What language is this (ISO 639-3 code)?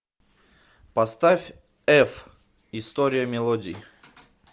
rus